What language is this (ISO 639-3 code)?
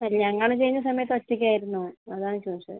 mal